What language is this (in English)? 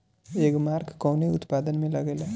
Bhojpuri